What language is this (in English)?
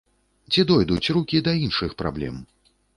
Belarusian